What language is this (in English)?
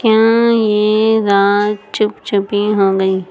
Urdu